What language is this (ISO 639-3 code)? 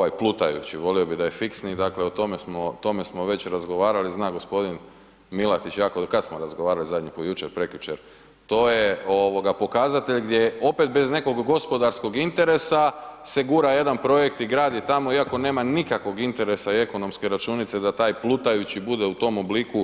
hrv